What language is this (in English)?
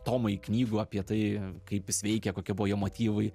Lithuanian